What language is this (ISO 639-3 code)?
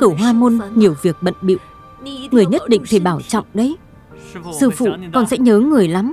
vie